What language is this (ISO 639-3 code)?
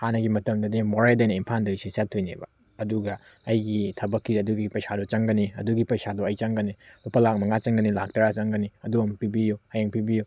mni